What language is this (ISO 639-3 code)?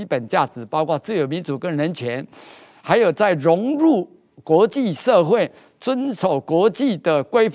zho